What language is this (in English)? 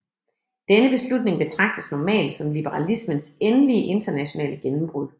Danish